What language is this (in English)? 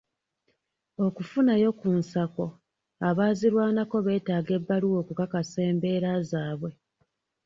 Ganda